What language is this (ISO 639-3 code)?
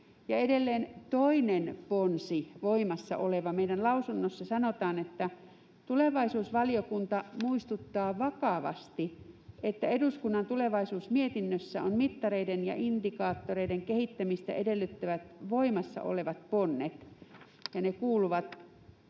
fin